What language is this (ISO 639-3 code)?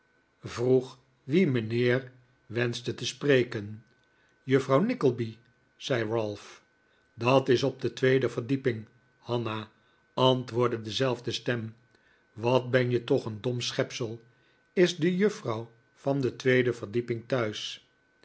nld